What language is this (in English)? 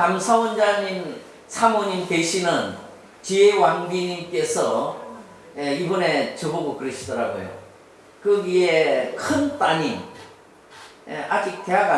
Korean